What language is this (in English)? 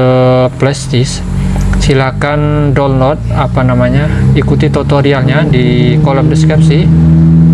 Indonesian